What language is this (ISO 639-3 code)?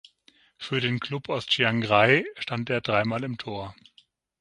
deu